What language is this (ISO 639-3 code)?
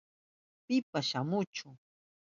qup